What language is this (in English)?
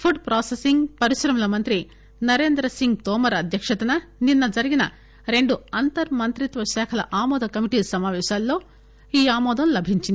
Telugu